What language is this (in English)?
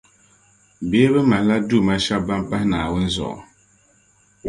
Dagbani